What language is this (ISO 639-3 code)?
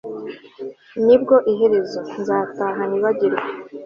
kin